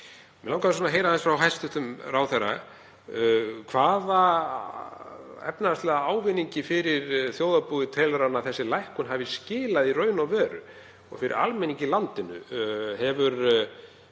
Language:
Icelandic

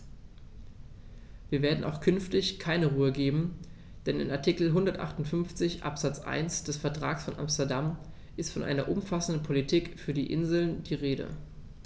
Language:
German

